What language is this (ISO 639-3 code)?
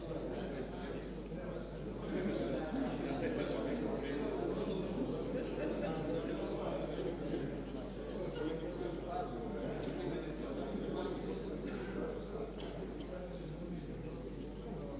hrv